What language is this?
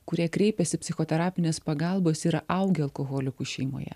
Lithuanian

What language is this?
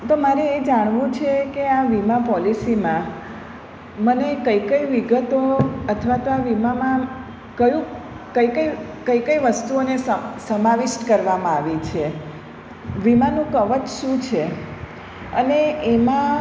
Gujarati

